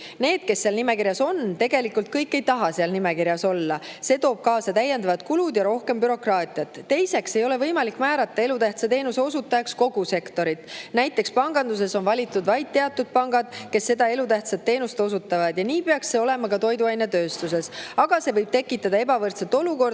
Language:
Estonian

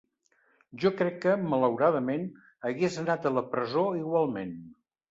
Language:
Catalan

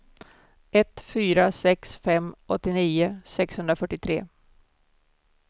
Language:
Swedish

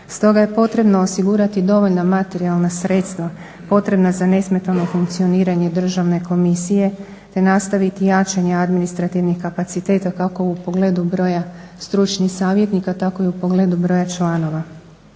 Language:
Croatian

